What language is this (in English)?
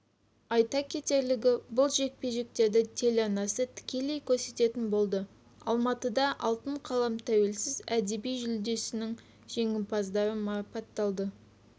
Kazakh